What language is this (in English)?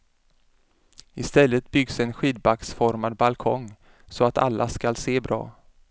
Swedish